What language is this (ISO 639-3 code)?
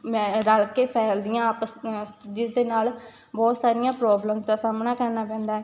pan